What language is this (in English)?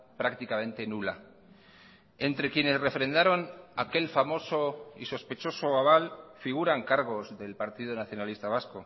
Spanish